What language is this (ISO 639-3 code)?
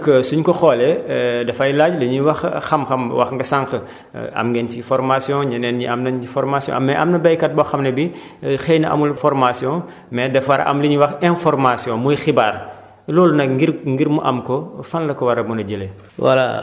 wol